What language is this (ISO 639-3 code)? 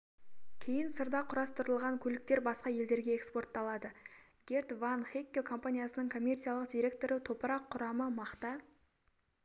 kaz